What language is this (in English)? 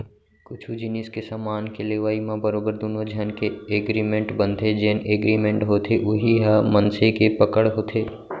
Chhattisgarhi